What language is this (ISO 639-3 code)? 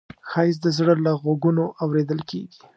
pus